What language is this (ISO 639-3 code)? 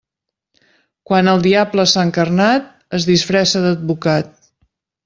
cat